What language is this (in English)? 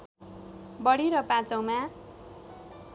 Nepali